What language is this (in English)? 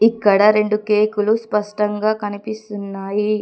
Telugu